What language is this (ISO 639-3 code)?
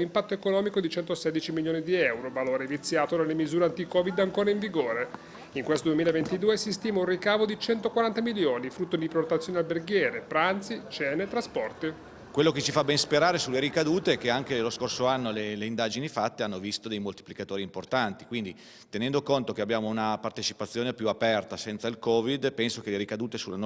ita